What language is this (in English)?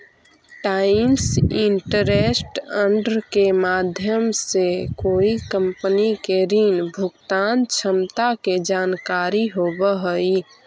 Magahi